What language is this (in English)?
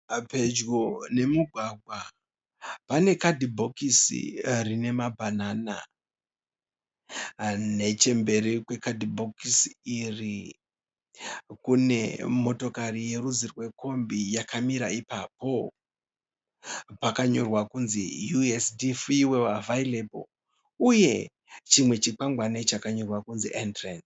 Shona